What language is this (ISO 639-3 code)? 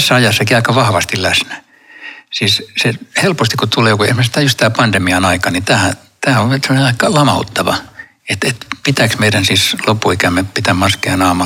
fin